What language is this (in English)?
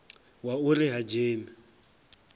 Venda